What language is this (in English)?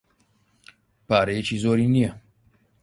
Central Kurdish